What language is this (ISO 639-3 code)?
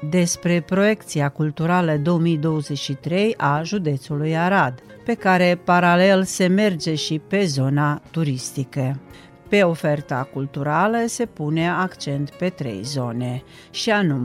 ron